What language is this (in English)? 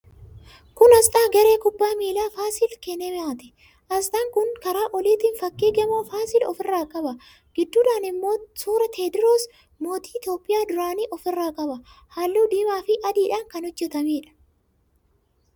Oromo